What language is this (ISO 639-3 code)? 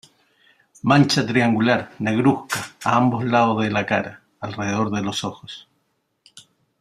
spa